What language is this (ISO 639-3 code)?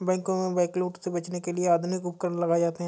hin